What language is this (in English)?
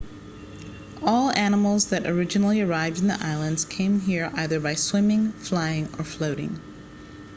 English